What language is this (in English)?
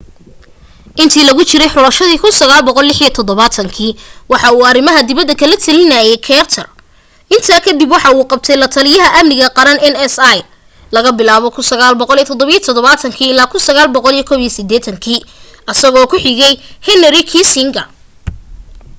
Somali